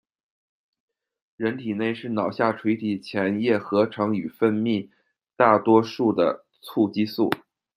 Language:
Chinese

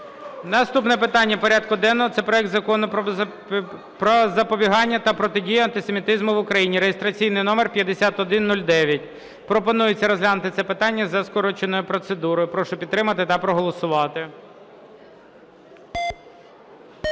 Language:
Ukrainian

